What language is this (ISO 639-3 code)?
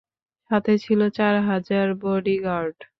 ben